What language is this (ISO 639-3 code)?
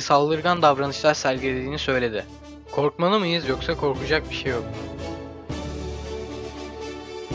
tur